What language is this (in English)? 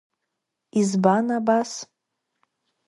Abkhazian